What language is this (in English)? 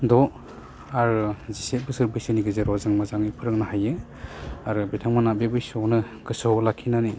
Bodo